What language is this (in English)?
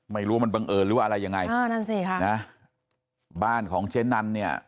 Thai